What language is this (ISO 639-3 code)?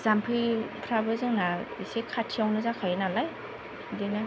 brx